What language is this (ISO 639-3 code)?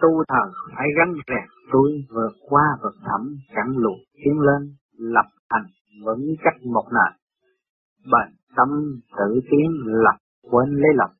vie